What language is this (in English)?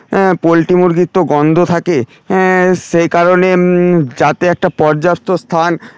Bangla